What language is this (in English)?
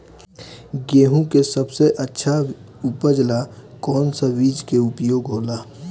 Bhojpuri